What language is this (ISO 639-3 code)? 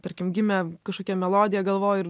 lit